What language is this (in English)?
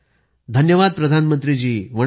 Marathi